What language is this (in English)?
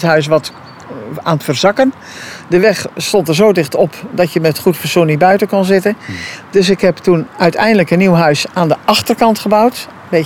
Dutch